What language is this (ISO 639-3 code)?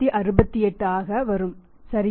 tam